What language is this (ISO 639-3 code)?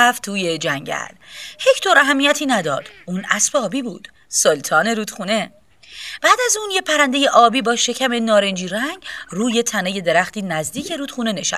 fas